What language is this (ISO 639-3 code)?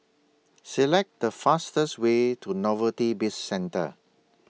eng